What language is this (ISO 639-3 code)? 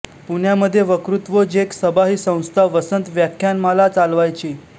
mar